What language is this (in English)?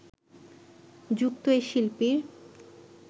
Bangla